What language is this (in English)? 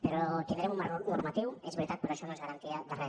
Catalan